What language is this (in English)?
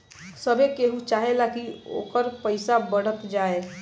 Bhojpuri